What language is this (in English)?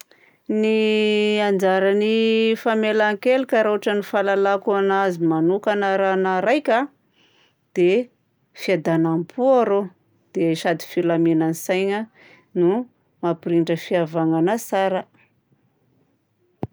Southern Betsimisaraka Malagasy